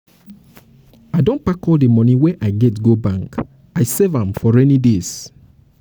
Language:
Nigerian Pidgin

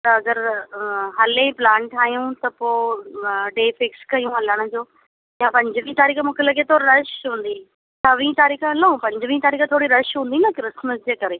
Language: Sindhi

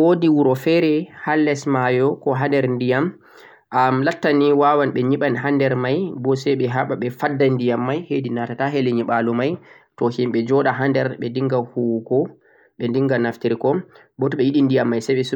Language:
Central-Eastern Niger Fulfulde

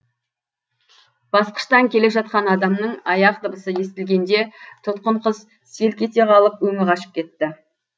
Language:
Kazakh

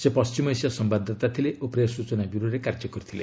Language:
Odia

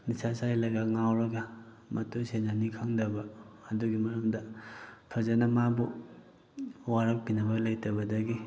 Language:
Manipuri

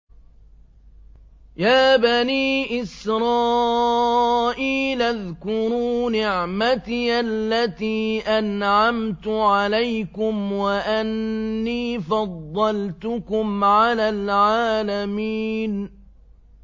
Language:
Arabic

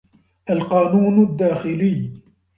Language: Arabic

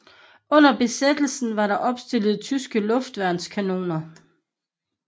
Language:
Danish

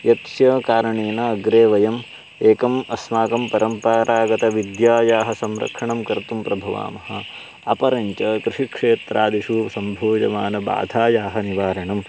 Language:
Sanskrit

